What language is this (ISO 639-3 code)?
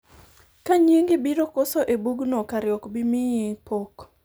luo